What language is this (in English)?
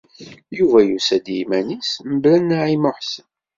Kabyle